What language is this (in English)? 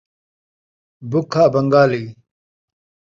Saraiki